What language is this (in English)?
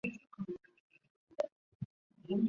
Chinese